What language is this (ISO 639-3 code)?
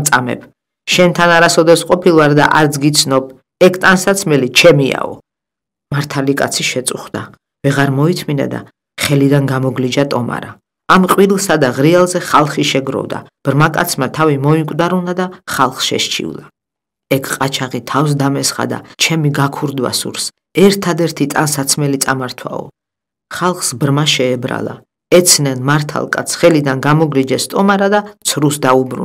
ron